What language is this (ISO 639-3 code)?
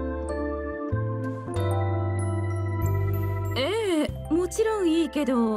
jpn